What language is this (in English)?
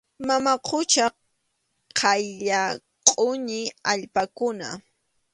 Arequipa-La Unión Quechua